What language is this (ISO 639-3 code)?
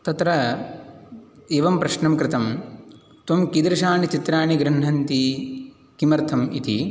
san